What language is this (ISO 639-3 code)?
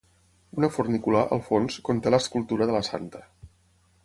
cat